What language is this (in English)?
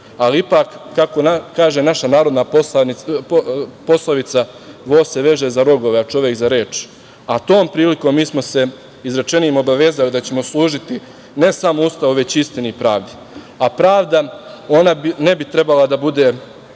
Serbian